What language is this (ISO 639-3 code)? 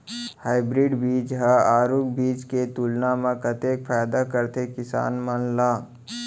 hne